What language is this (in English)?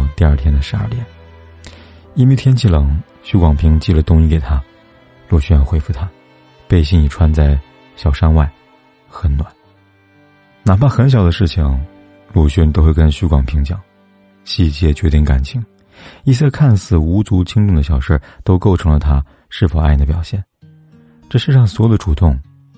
Chinese